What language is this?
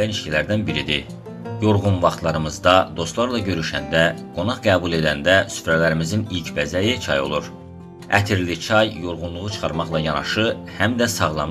Turkish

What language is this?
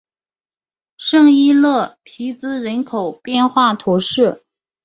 Chinese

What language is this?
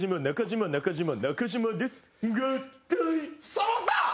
Japanese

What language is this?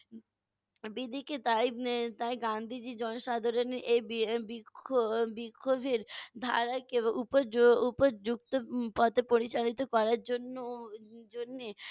Bangla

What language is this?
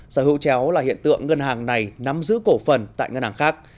Vietnamese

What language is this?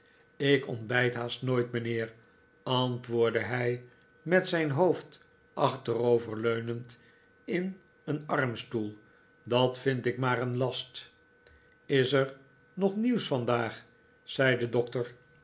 Dutch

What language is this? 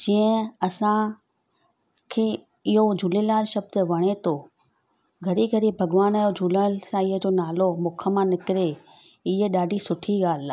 Sindhi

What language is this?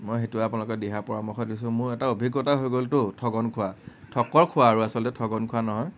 Assamese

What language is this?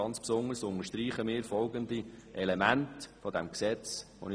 Swiss German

